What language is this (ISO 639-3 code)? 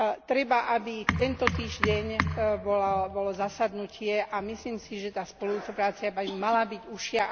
slk